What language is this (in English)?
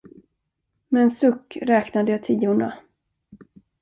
Swedish